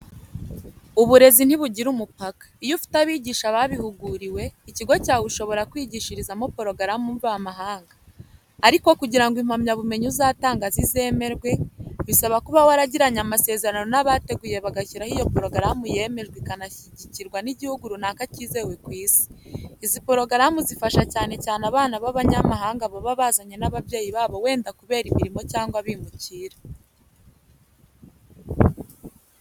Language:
Kinyarwanda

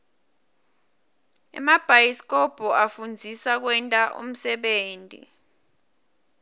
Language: Swati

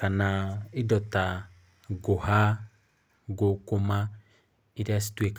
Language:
Kikuyu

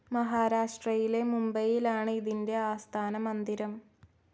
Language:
Malayalam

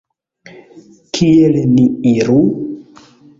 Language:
Esperanto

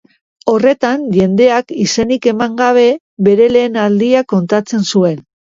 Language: Basque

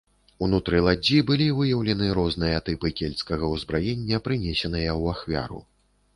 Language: Belarusian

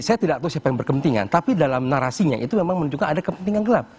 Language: Indonesian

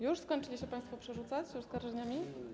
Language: Polish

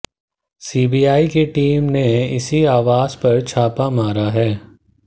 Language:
Hindi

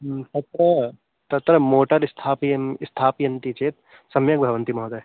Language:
Sanskrit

